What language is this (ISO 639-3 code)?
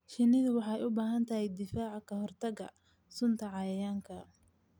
som